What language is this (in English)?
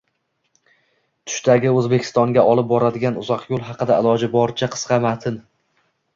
Uzbek